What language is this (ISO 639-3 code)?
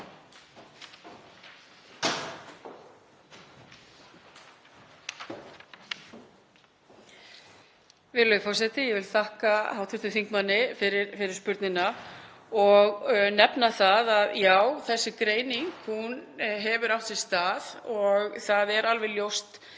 isl